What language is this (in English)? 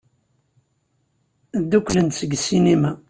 Kabyle